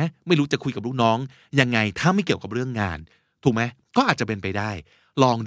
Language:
Thai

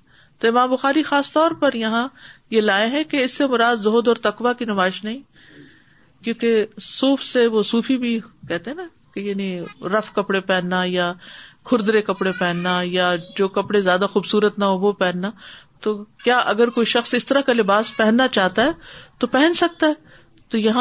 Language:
Urdu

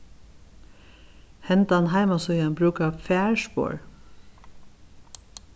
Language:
Faroese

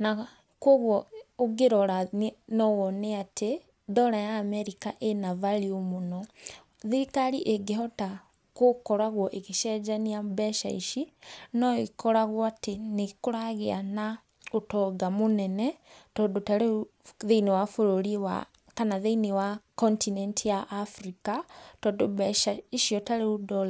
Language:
Kikuyu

